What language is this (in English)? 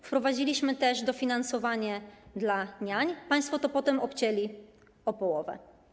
Polish